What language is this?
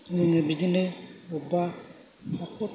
Bodo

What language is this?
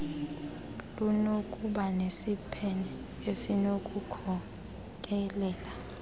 Xhosa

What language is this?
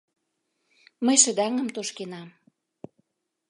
Mari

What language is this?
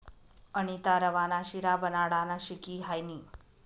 Marathi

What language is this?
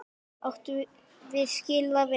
Icelandic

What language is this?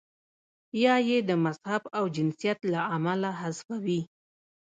Pashto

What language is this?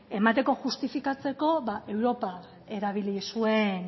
Basque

